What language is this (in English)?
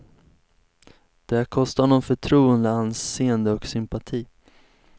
Swedish